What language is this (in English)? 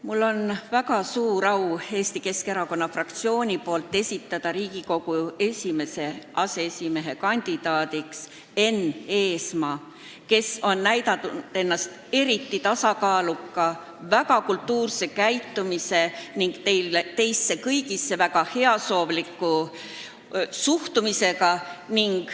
Estonian